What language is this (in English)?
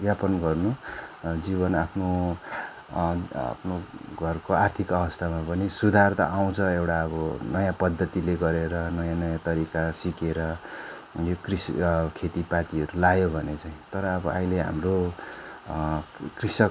Nepali